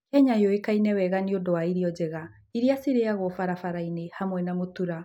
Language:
Kikuyu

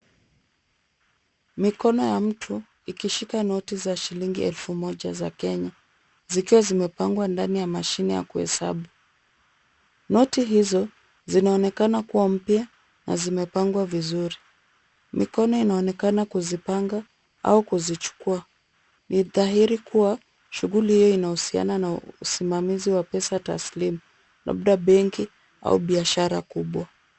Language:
Swahili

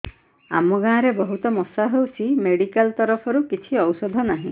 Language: Odia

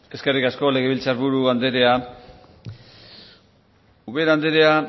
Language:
Basque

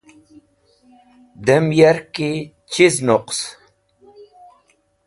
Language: Wakhi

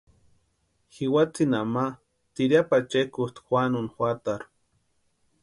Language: Western Highland Purepecha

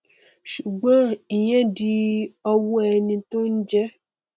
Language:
Yoruba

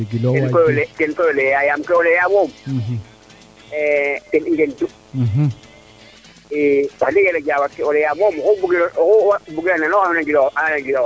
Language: Serer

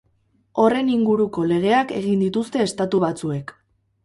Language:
Basque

